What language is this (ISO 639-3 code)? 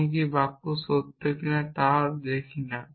ben